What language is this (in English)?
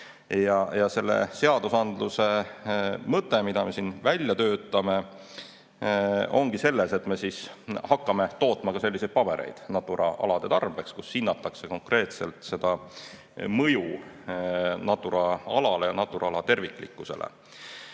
Estonian